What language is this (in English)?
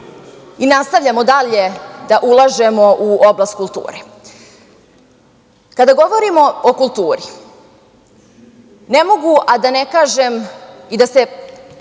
Serbian